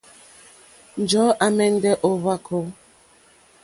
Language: Mokpwe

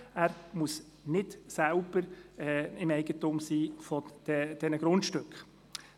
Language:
Swiss German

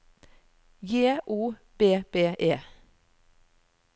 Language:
Norwegian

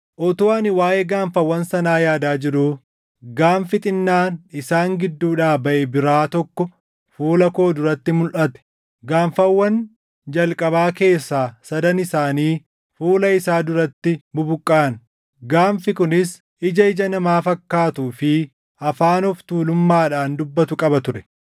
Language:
Oromo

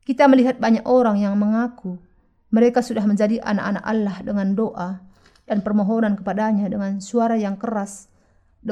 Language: Indonesian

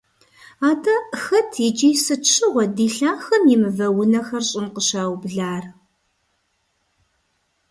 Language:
Kabardian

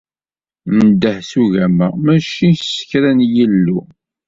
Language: Kabyle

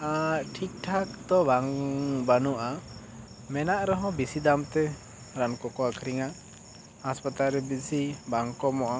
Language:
Santali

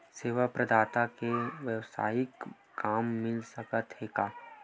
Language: Chhattisgarhi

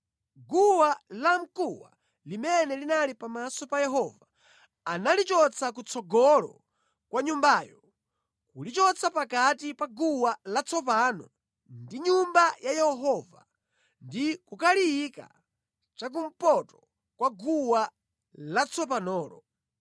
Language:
Nyanja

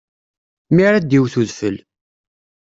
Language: Kabyle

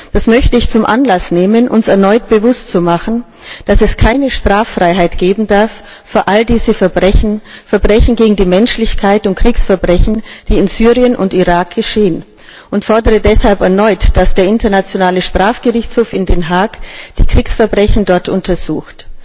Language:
German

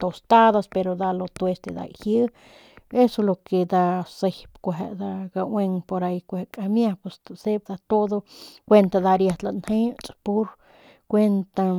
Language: Northern Pame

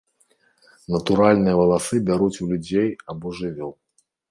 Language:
Belarusian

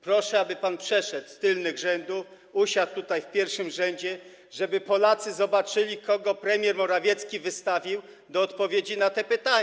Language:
Polish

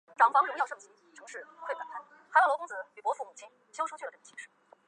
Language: Chinese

